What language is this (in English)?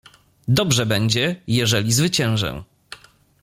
Polish